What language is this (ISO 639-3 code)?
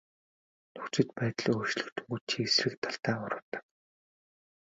mon